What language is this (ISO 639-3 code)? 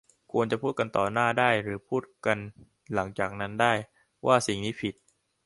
tha